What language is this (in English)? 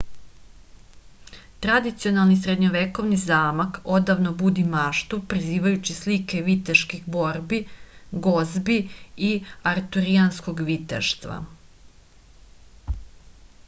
Serbian